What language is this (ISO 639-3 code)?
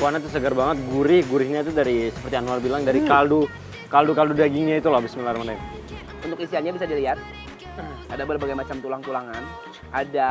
ind